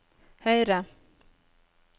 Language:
Norwegian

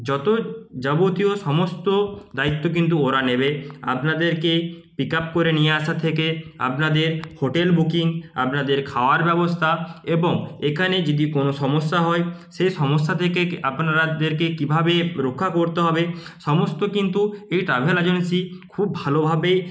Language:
Bangla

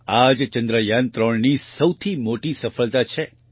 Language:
Gujarati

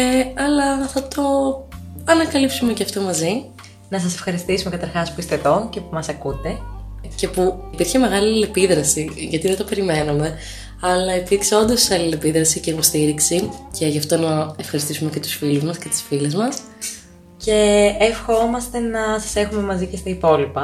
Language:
Greek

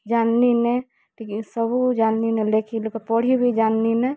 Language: Odia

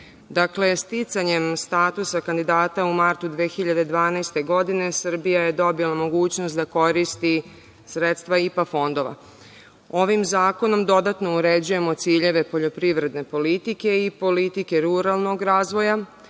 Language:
Serbian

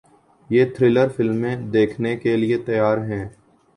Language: Urdu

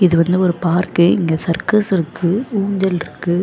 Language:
Tamil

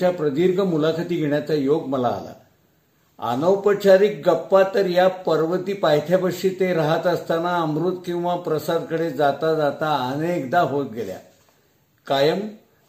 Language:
Marathi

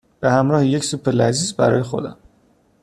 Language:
Persian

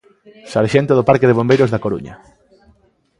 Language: Galician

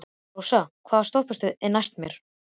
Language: Icelandic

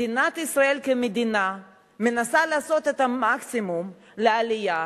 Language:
Hebrew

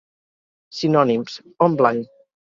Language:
Catalan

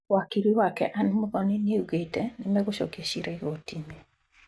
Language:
Kikuyu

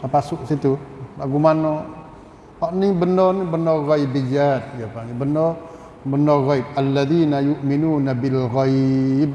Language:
Malay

